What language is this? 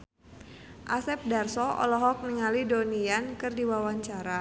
Sundanese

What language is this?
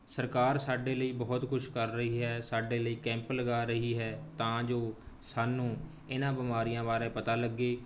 Punjabi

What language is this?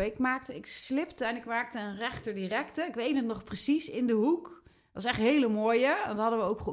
Dutch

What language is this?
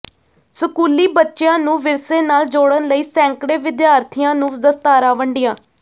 Punjabi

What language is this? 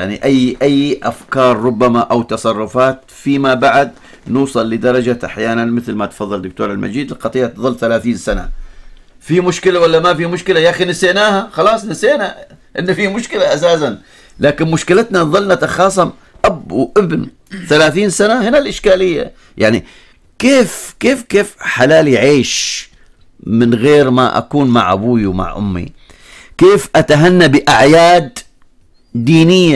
Arabic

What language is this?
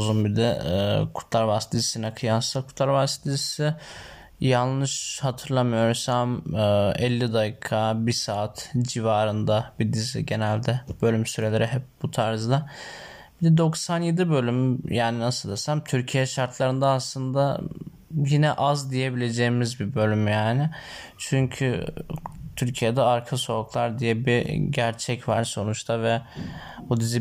Turkish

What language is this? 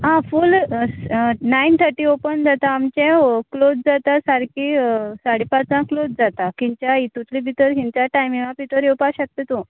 Konkani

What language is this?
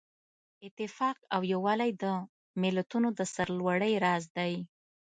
Pashto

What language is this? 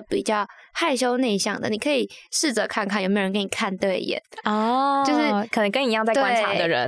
Chinese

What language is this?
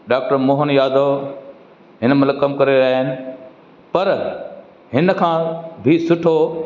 Sindhi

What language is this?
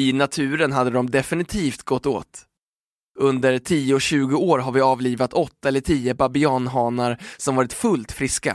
Swedish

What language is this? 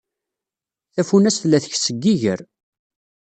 Kabyle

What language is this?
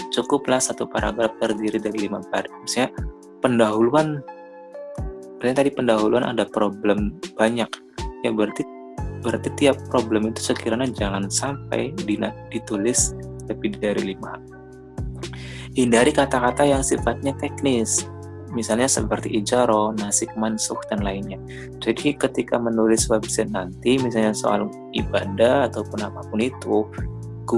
Indonesian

